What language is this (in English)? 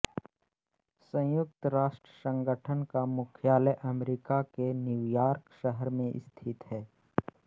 Hindi